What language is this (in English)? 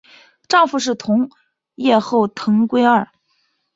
Chinese